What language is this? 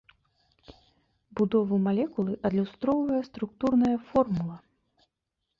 Belarusian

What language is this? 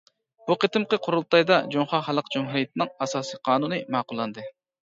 Uyghur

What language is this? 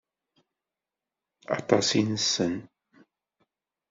Kabyle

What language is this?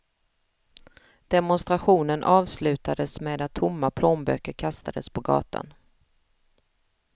Swedish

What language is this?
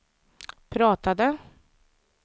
Swedish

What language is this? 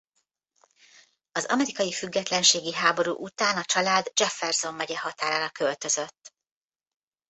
Hungarian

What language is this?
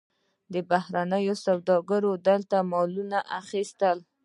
Pashto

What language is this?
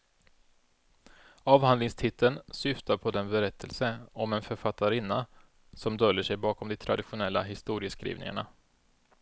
Swedish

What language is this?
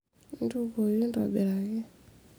Masai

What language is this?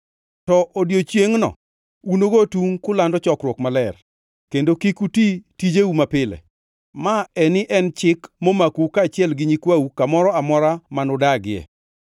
Luo (Kenya and Tanzania)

